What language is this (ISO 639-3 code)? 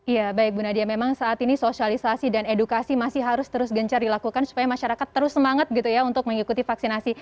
ind